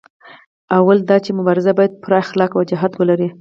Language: Pashto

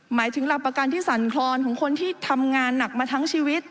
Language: Thai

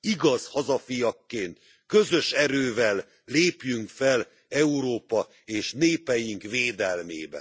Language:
Hungarian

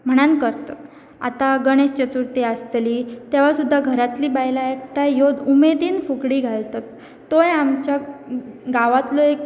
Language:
Konkani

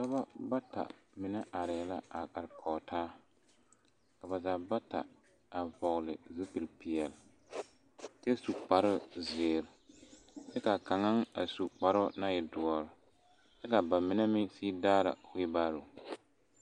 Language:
Southern Dagaare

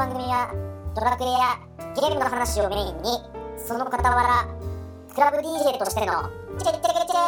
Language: Japanese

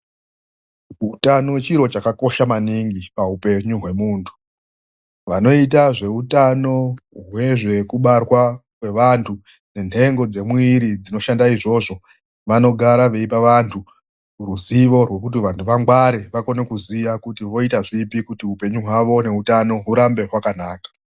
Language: Ndau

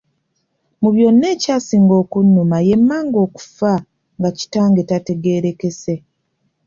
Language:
Ganda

